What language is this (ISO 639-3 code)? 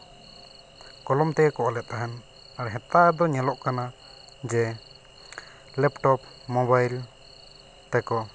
sat